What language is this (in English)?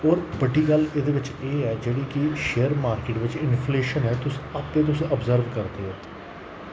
Dogri